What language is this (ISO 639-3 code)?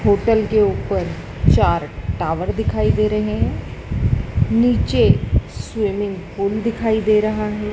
hin